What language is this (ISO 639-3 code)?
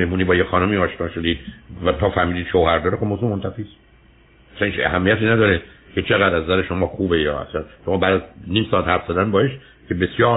fas